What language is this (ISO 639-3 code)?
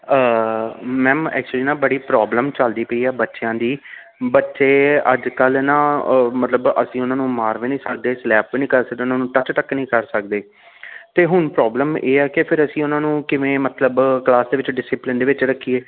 pan